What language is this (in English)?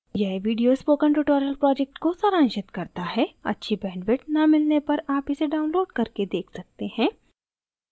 Hindi